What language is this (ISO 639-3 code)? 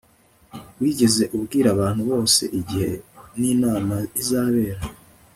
kin